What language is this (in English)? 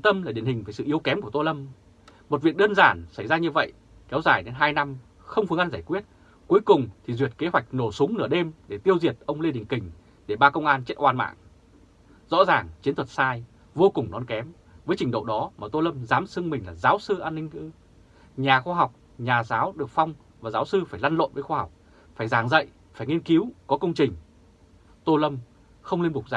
Vietnamese